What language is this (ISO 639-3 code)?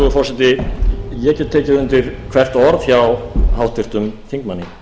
isl